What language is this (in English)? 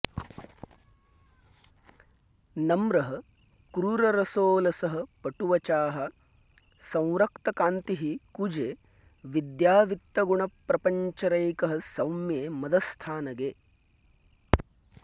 Sanskrit